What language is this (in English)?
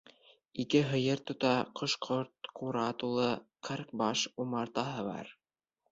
Bashkir